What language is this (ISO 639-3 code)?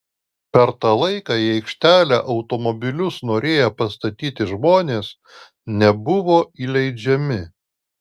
lit